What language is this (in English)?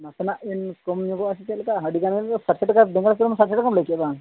Santali